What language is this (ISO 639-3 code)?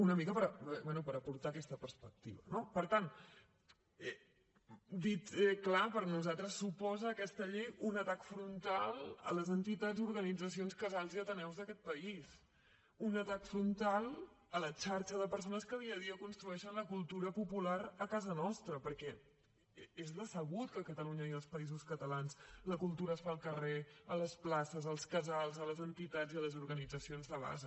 cat